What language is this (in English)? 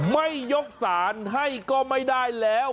Thai